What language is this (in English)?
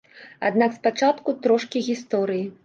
Belarusian